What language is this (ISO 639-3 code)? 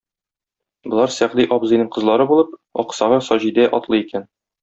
tat